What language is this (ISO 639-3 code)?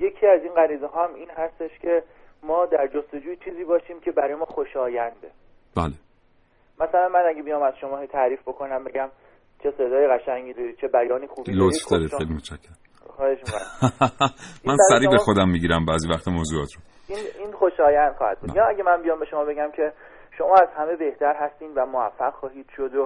fas